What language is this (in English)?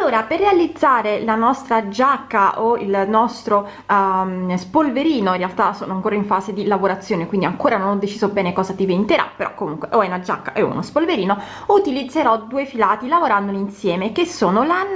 Italian